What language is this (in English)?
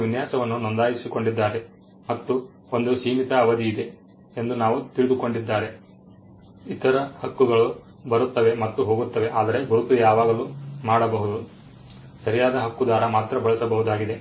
Kannada